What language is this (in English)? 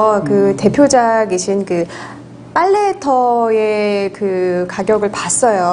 Korean